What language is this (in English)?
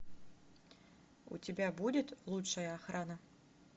Russian